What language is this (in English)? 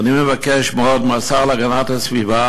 Hebrew